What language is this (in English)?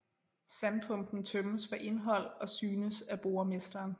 Danish